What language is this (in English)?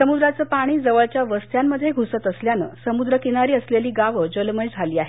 Marathi